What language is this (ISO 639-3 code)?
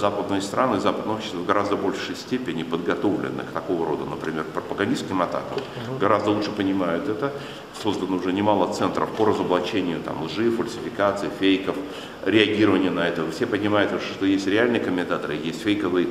rus